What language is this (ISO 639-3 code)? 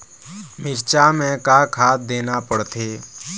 hne